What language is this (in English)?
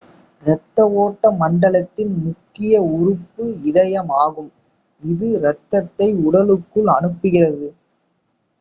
Tamil